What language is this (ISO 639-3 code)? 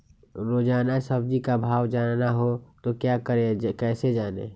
mag